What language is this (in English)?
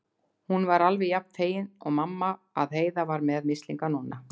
Icelandic